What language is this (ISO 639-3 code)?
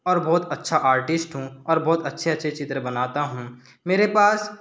hin